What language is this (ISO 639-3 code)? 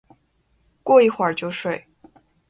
zho